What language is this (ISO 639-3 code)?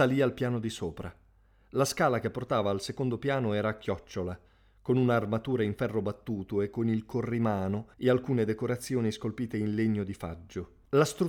ita